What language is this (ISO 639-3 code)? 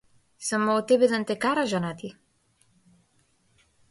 mkd